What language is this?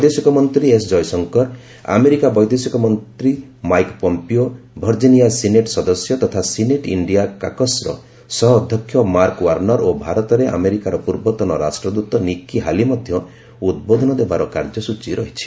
Odia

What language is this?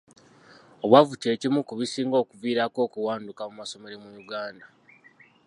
Ganda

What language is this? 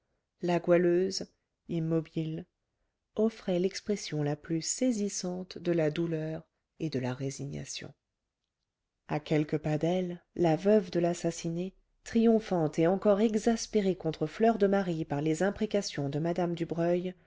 French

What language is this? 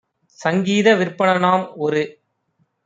Tamil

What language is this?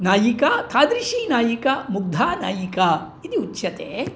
Sanskrit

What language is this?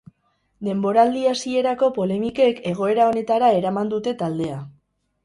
Basque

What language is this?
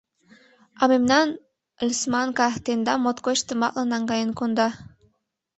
Mari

